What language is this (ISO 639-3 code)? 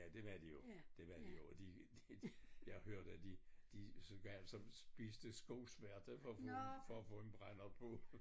dan